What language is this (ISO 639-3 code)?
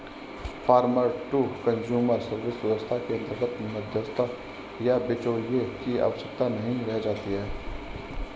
hin